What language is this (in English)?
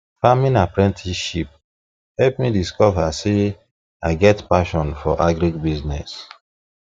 Nigerian Pidgin